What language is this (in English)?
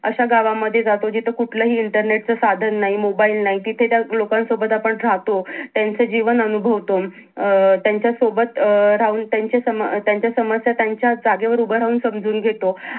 Marathi